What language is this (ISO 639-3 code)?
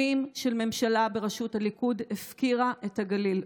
heb